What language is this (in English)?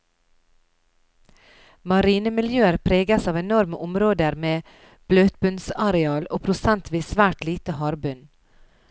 Norwegian